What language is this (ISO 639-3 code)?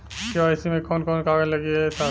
bho